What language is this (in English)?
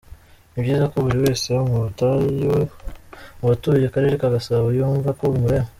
Kinyarwanda